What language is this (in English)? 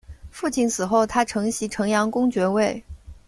Chinese